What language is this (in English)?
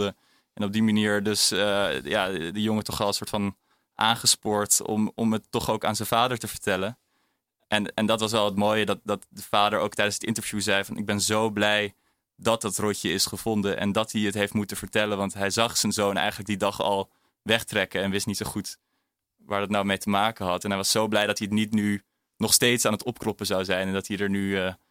Dutch